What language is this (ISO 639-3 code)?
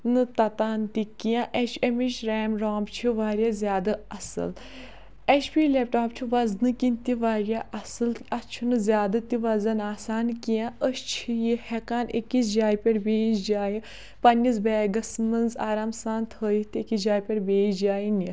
kas